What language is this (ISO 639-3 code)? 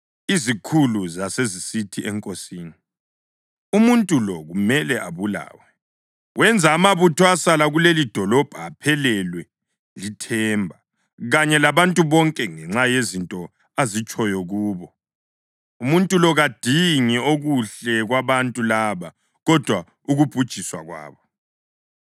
nde